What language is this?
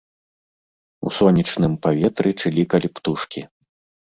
Belarusian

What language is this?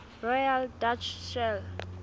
Southern Sotho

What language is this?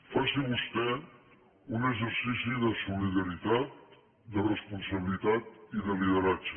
Catalan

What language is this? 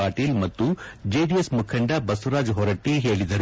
Kannada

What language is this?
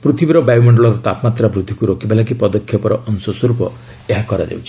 Odia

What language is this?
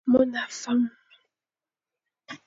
Fang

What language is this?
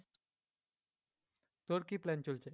Bangla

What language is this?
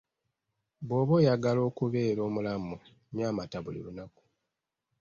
Ganda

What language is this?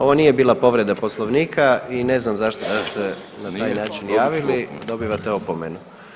Croatian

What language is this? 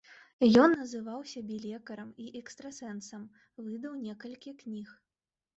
Belarusian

